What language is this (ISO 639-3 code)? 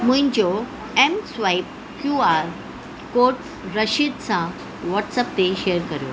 snd